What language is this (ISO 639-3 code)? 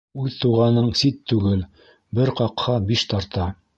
bak